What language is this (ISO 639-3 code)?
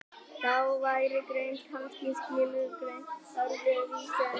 isl